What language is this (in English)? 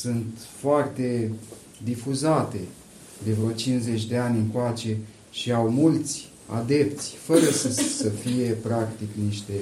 Romanian